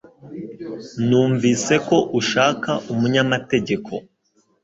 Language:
Kinyarwanda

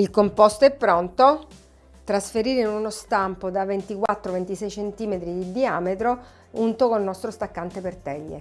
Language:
Italian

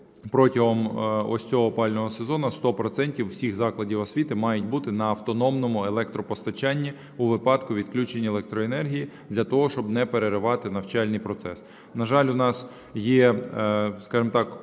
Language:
Ukrainian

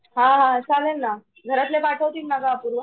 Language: Marathi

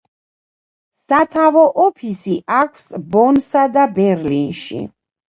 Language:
Georgian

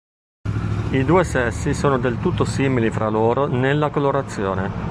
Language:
Italian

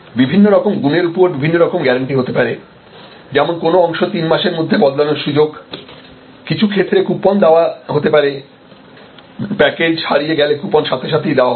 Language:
Bangla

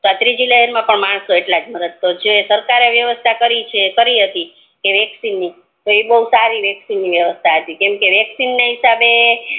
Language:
Gujarati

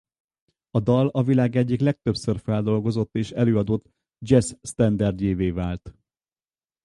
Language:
Hungarian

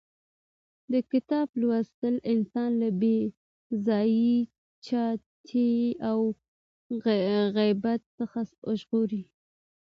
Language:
Pashto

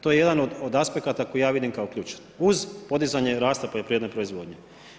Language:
Croatian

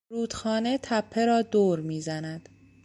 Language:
Persian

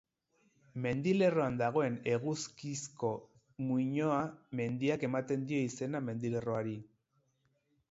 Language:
Basque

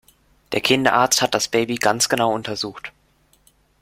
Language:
German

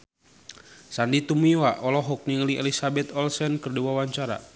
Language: Sundanese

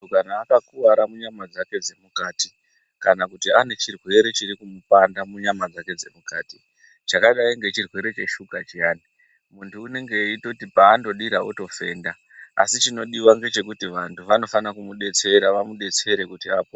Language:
Ndau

